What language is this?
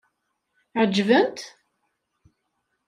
Kabyle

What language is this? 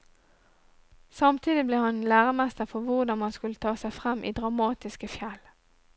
Norwegian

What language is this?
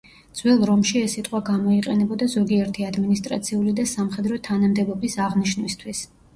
Georgian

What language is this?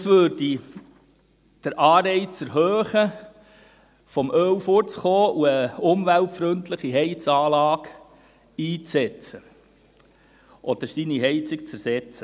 Swiss German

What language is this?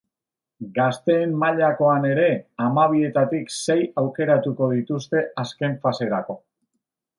Basque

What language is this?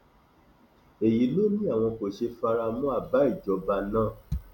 Yoruba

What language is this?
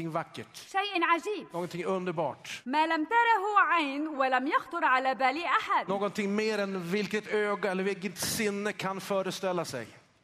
Arabic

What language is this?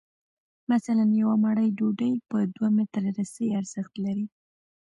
Pashto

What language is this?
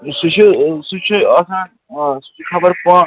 Kashmiri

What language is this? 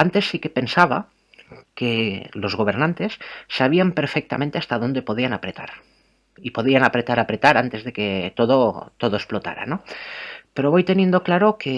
Spanish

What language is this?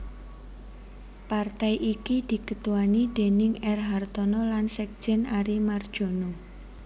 Javanese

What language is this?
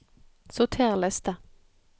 Norwegian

